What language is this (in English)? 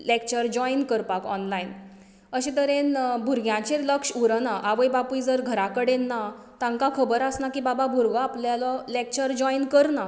Konkani